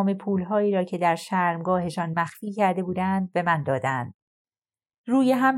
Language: Persian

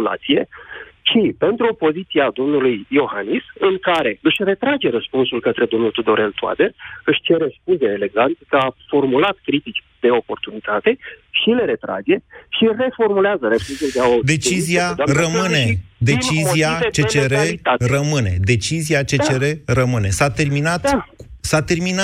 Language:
Romanian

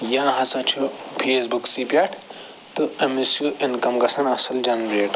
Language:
Kashmiri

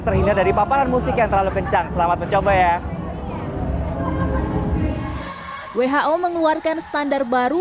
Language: Indonesian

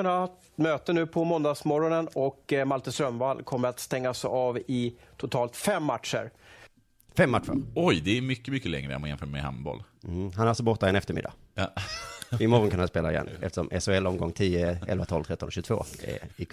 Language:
Swedish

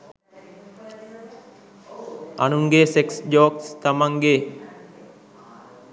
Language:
Sinhala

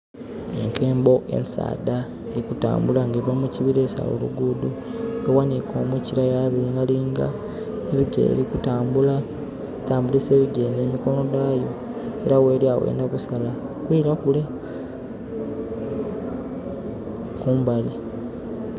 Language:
Soga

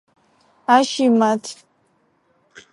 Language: Adyghe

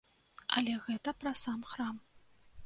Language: Belarusian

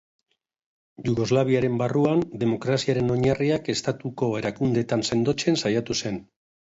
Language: Basque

